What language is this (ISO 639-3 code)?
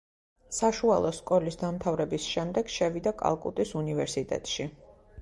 kat